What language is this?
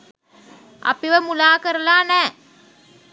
Sinhala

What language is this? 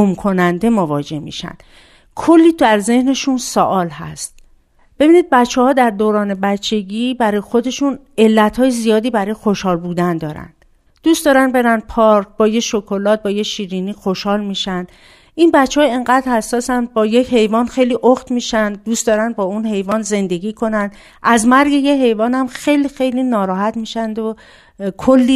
Persian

